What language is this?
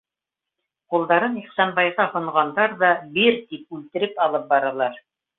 Bashkir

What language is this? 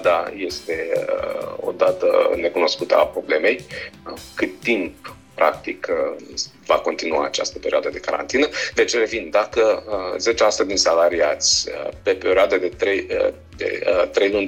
Romanian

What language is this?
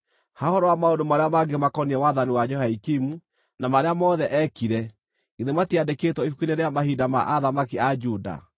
Kikuyu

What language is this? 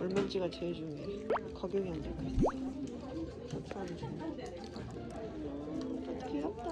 Korean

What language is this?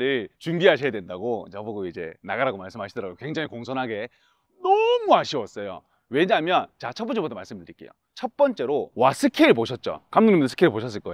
Korean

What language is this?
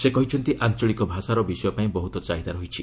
Odia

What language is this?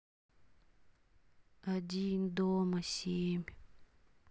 Russian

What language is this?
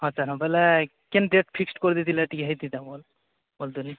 Odia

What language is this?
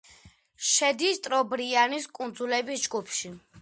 Georgian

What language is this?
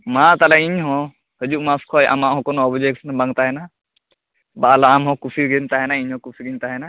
Santali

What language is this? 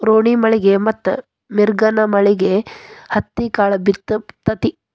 Kannada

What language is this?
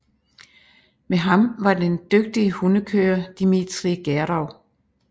Danish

